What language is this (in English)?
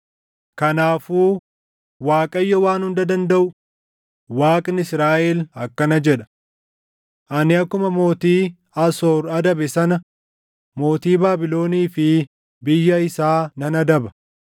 Oromo